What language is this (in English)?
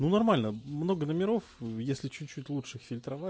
Russian